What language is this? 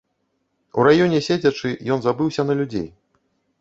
Belarusian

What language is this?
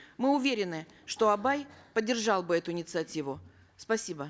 Kazakh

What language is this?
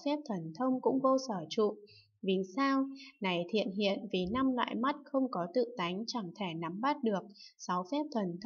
Vietnamese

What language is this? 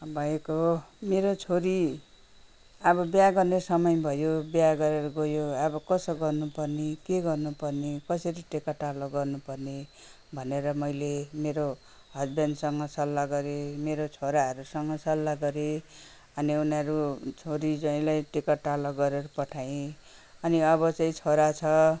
Nepali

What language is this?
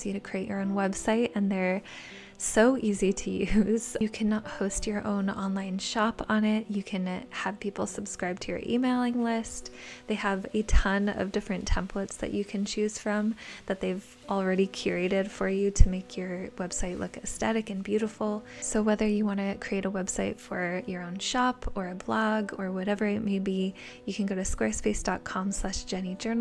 English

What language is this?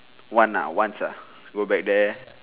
English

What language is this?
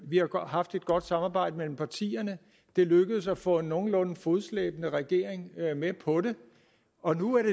Danish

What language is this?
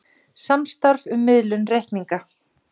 Icelandic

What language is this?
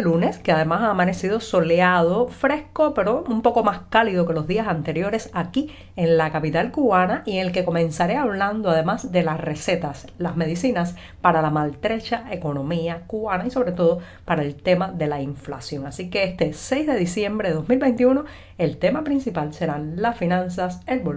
Spanish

